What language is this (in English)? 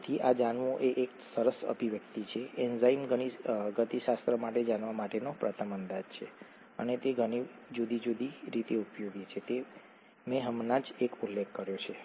Gujarati